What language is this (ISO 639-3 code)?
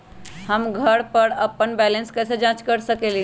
mag